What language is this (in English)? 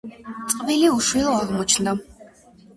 Georgian